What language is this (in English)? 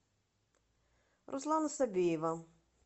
Russian